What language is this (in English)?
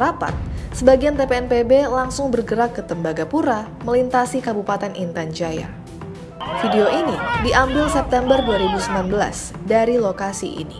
Indonesian